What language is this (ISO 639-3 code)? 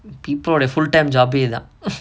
eng